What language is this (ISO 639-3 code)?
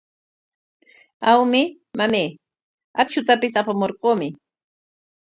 qwa